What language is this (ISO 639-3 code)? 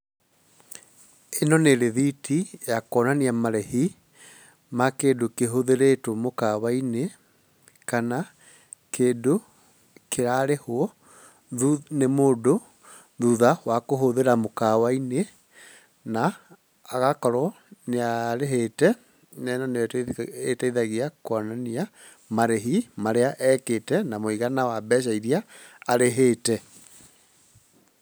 kik